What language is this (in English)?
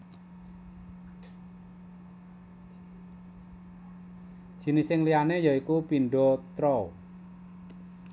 Javanese